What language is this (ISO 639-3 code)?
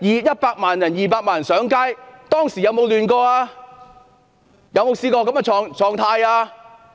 yue